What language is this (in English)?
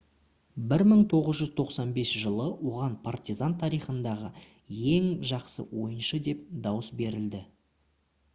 Kazakh